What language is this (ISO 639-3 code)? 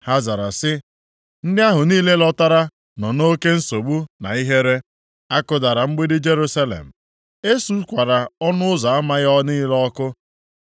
ibo